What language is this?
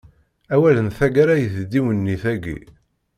Kabyle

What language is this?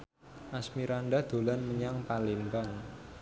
Javanese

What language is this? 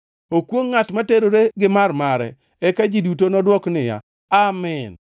Luo (Kenya and Tanzania)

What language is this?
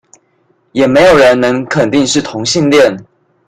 Chinese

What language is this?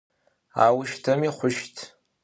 Adyghe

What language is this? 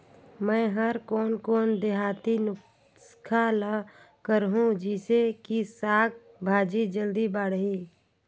Chhattisgarhi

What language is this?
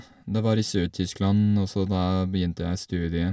Norwegian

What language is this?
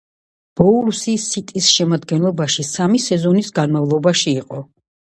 Georgian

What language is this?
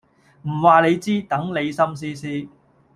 Cantonese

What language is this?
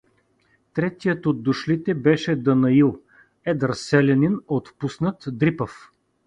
Bulgarian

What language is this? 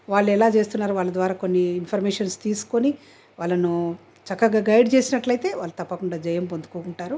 Telugu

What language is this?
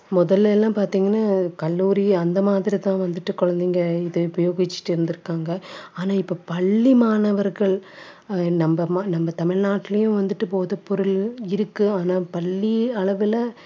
Tamil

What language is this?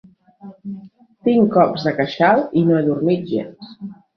Catalan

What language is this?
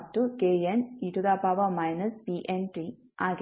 Kannada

